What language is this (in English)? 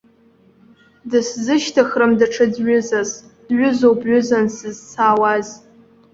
Abkhazian